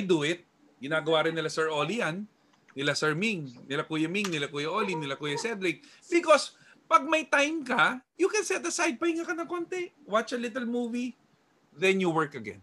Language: Filipino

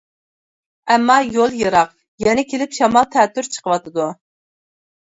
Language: Uyghur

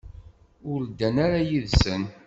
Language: Kabyle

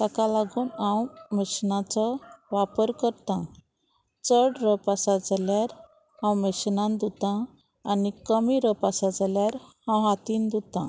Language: Konkani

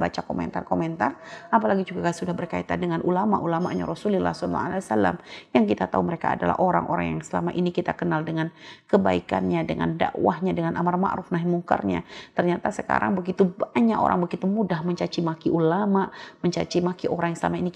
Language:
Indonesian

